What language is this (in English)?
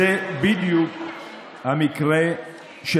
Hebrew